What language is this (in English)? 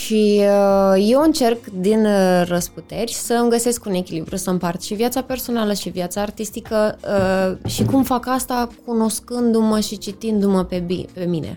Romanian